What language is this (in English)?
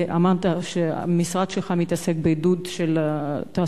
Hebrew